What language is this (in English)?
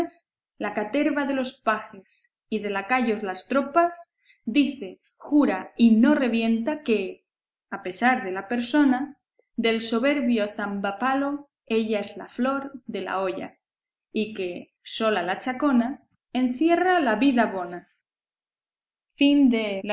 Spanish